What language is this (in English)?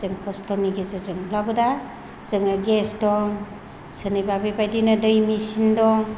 Bodo